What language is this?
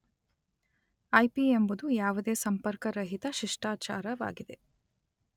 Kannada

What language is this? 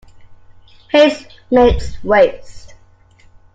English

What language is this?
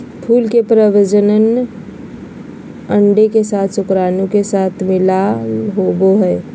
Magahi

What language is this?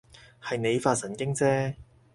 Cantonese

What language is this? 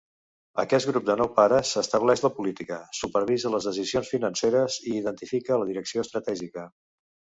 Catalan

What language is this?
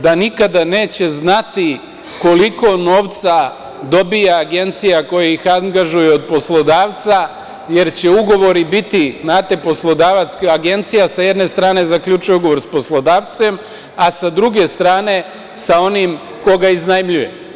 Serbian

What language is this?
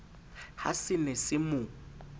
Southern Sotho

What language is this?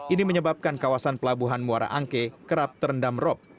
Indonesian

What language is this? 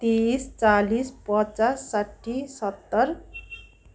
Nepali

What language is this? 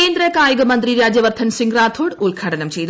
Malayalam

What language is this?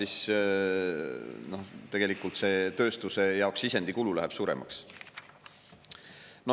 Estonian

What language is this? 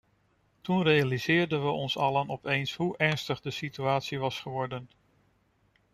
Dutch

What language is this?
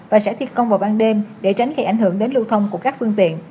Vietnamese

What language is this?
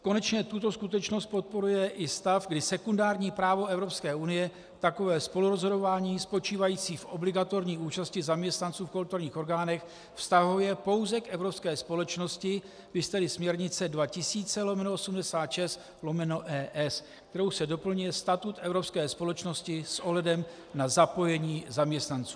Czech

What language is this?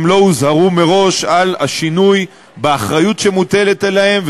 Hebrew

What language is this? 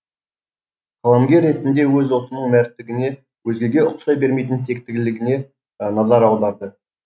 Kazakh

